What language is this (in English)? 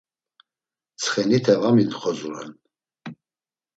Laz